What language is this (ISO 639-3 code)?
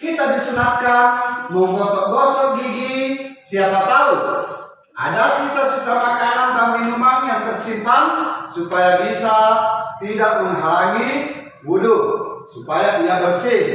ind